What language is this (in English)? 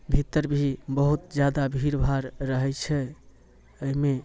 Maithili